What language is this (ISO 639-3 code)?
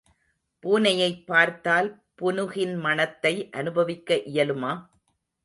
tam